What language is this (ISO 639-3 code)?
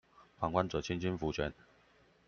zho